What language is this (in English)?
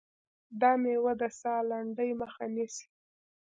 Pashto